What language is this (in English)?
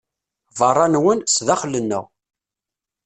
Kabyle